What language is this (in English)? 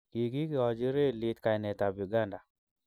Kalenjin